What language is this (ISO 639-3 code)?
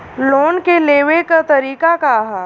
bho